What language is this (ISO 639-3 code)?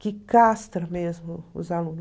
por